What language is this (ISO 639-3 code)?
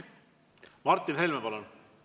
est